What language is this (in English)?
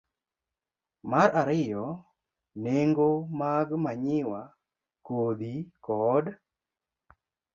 Luo (Kenya and Tanzania)